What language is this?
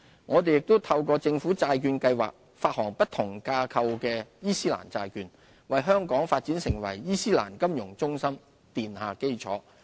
Cantonese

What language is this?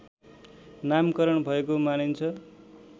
Nepali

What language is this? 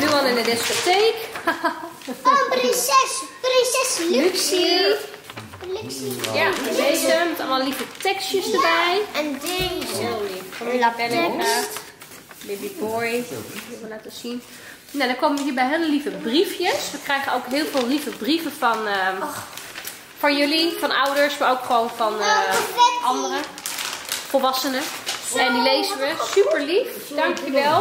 Dutch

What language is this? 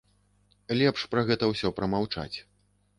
Belarusian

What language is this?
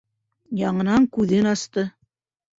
Bashkir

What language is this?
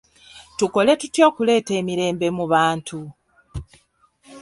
Ganda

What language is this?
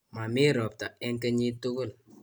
Kalenjin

